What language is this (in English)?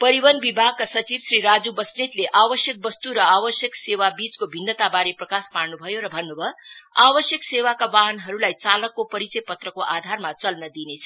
Nepali